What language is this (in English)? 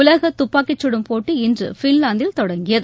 Tamil